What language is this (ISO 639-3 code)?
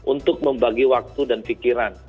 ind